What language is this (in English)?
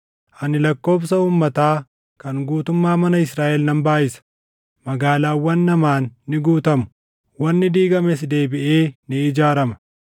Oromo